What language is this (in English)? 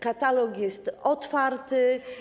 Polish